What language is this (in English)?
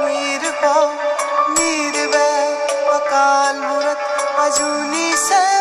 Punjabi